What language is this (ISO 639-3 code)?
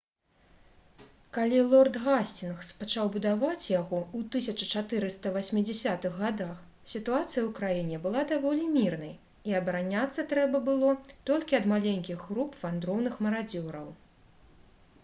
bel